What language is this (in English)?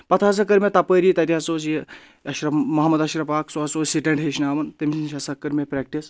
Kashmiri